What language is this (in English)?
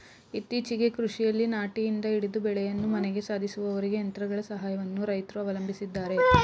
Kannada